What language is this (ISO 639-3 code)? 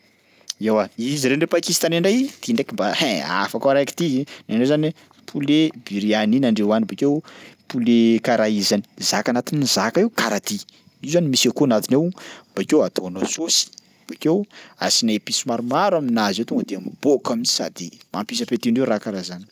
skg